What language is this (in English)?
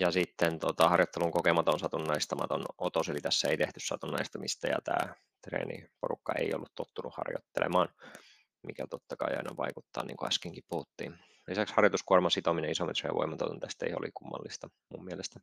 Finnish